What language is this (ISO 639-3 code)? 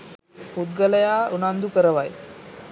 sin